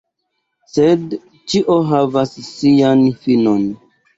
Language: Esperanto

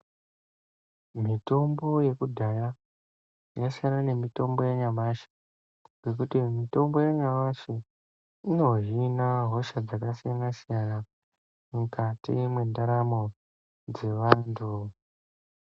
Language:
Ndau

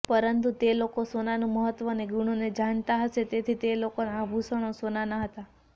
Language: Gujarati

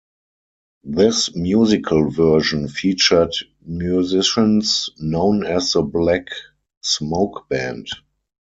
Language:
English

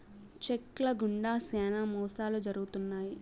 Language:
Telugu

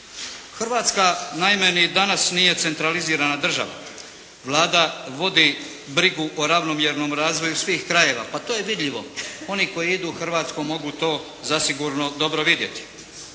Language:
Croatian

